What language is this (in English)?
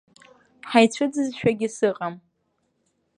Abkhazian